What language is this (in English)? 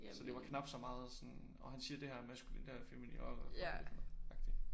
Danish